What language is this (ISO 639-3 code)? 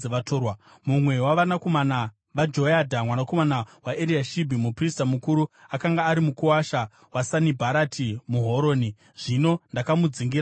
sna